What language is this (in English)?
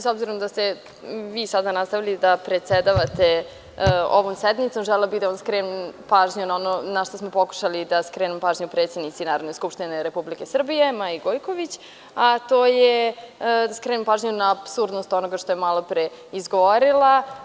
Serbian